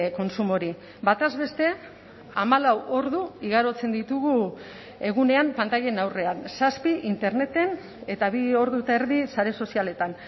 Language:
Basque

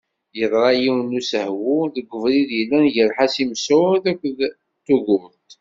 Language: Kabyle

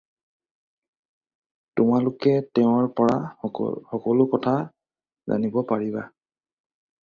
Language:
Assamese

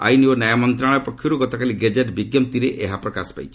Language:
Odia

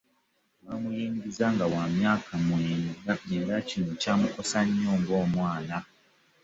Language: Ganda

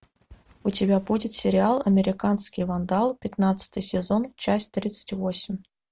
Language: Russian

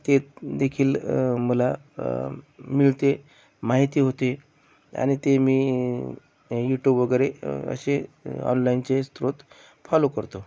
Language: Marathi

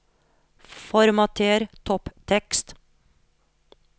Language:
Norwegian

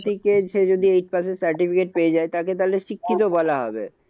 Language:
Bangla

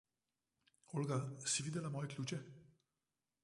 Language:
Slovenian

